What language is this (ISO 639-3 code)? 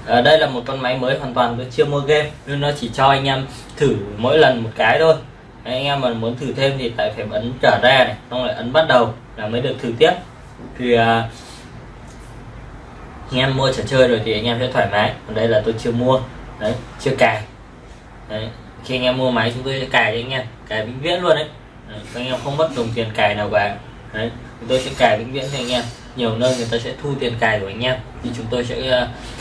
vie